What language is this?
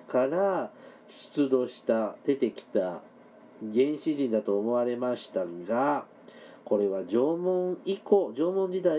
Japanese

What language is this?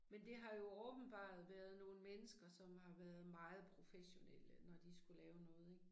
Danish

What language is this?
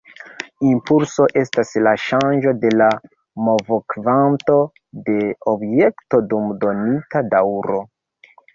Esperanto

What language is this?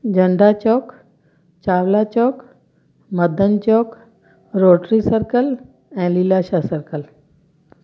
Sindhi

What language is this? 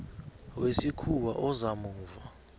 South Ndebele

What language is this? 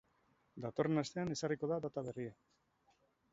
Basque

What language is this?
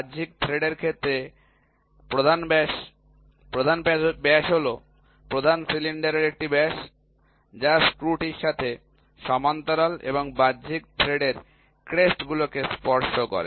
Bangla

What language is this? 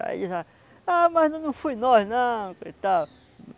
Portuguese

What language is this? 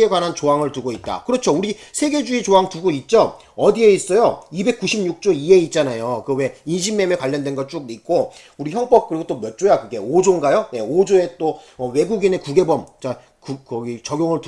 Korean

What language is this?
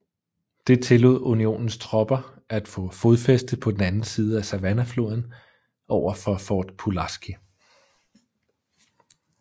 Danish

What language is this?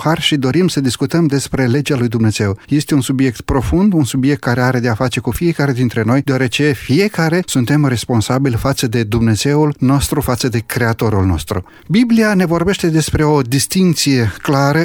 Romanian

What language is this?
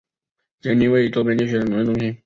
Chinese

